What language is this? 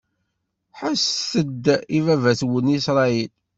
Kabyle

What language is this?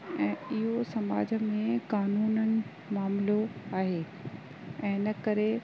Sindhi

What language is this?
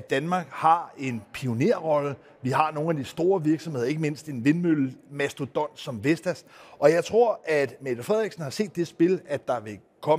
Danish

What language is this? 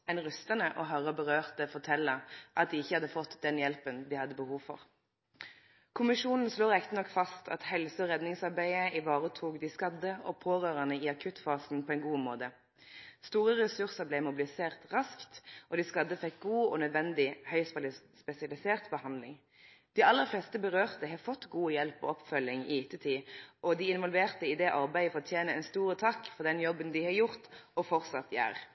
Norwegian Nynorsk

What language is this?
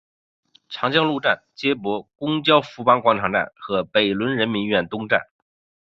Chinese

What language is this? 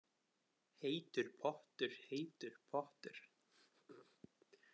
Icelandic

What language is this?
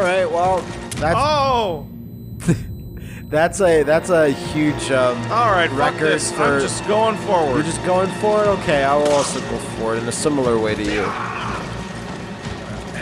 English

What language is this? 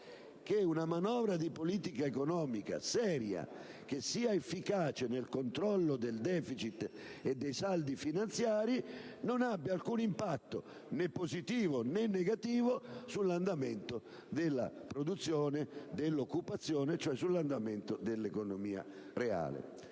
Italian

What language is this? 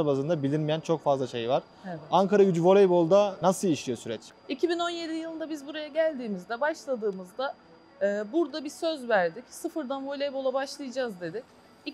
Turkish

